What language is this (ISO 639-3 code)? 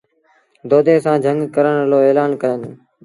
sbn